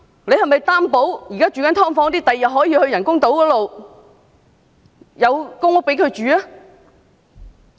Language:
Cantonese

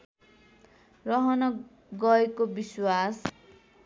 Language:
Nepali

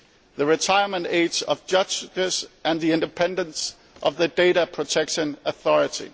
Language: English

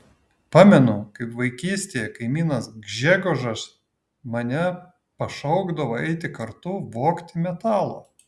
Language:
Lithuanian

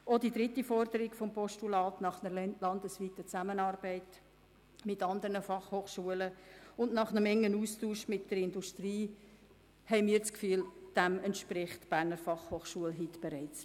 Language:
Swiss German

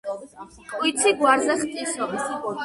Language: Georgian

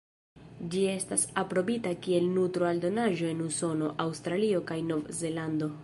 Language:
Esperanto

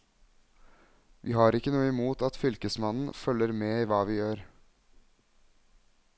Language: Norwegian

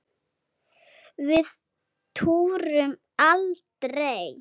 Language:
Icelandic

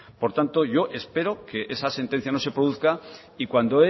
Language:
Spanish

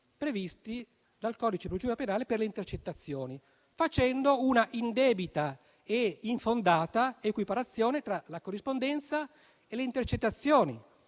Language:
Italian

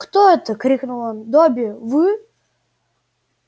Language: Russian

